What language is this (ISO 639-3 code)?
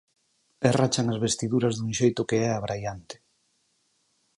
glg